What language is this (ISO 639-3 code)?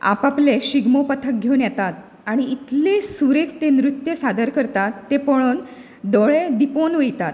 kok